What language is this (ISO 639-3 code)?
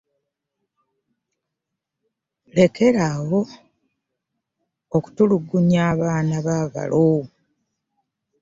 lug